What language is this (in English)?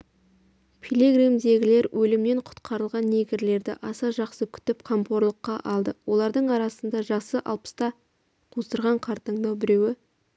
Kazakh